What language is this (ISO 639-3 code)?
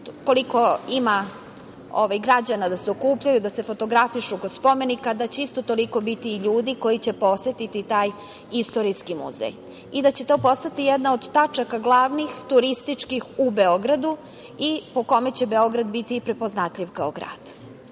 srp